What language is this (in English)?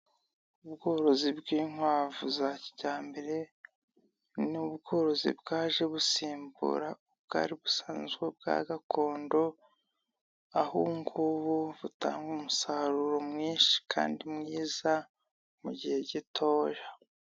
Kinyarwanda